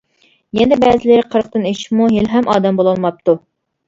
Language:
Uyghur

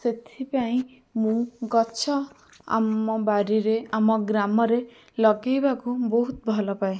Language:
Odia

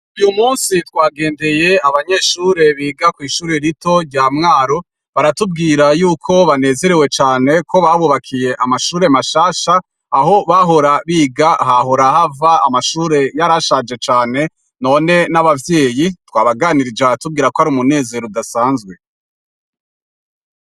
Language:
Rundi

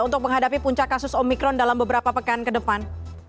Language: Indonesian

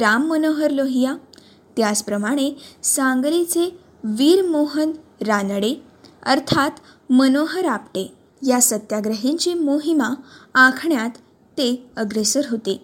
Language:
Marathi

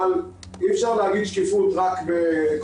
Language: Hebrew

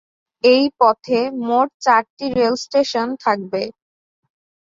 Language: Bangla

